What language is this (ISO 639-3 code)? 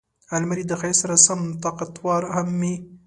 pus